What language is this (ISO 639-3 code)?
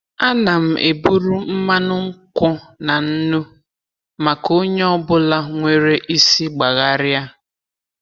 ibo